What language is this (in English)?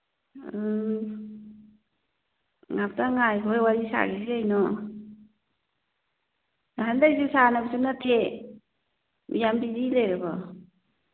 Manipuri